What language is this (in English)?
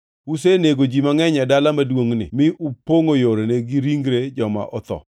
Luo (Kenya and Tanzania)